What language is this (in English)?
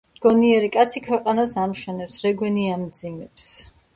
Georgian